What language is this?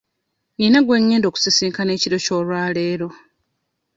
Ganda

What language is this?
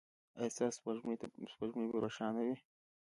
Pashto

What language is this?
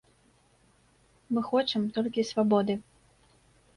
Belarusian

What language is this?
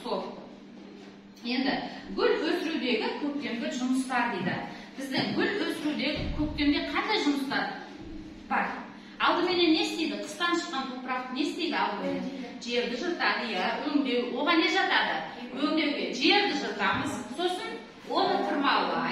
Turkish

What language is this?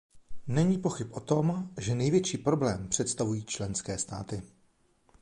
Czech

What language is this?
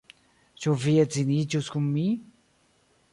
Esperanto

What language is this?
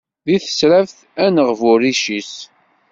Kabyle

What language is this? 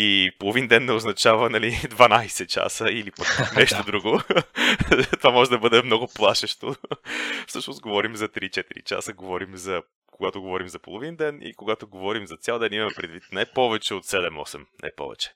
Bulgarian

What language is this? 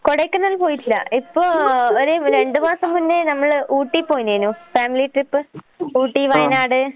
Malayalam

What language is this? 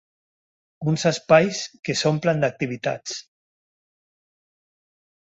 Catalan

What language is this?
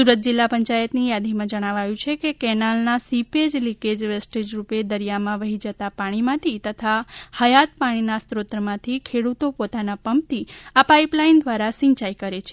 Gujarati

